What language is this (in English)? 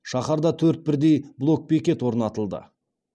Kazakh